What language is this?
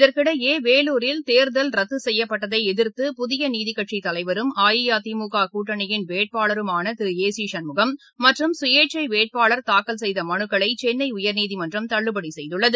Tamil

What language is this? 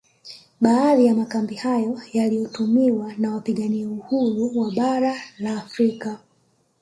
Swahili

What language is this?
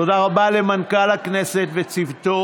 Hebrew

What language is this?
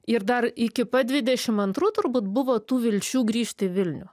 Lithuanian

